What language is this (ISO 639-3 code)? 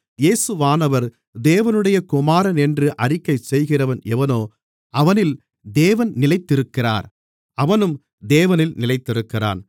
tam